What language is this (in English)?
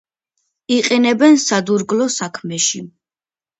Georgian